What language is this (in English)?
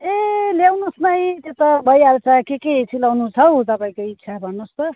Nepali